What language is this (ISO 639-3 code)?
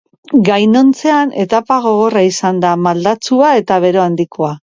eus